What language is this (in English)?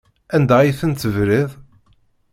Kabyle